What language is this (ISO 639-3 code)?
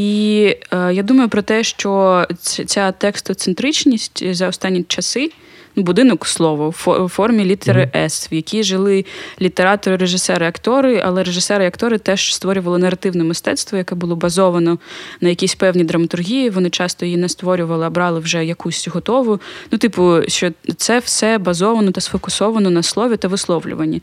ukr